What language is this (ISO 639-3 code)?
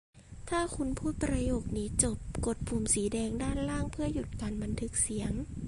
tha